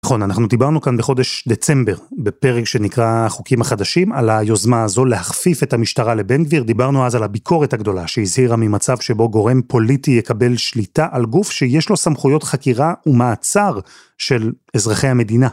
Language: Hebrew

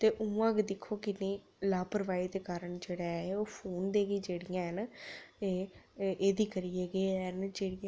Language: Dogri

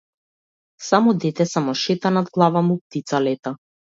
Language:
Macedonian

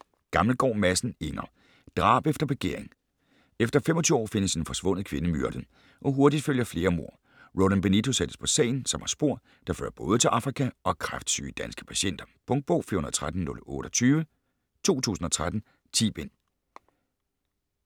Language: Danish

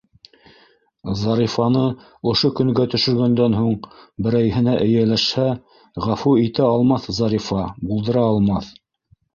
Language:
Bashkir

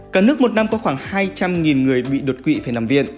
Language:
Vietnamese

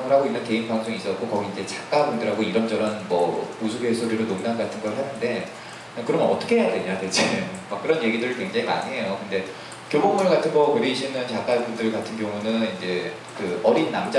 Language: Korean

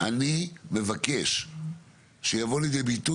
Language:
Hebrew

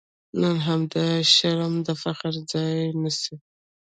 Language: Pashto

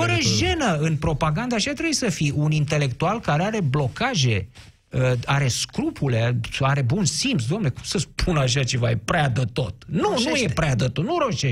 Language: Romanian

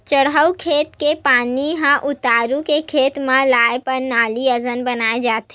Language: Chhattisgarhi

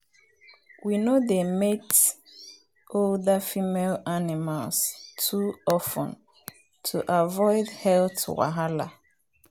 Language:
Nigerian Pidgin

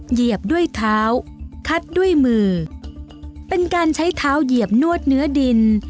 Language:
Thai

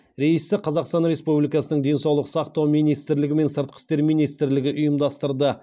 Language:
Kazakh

